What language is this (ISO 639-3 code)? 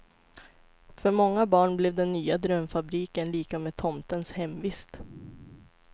swe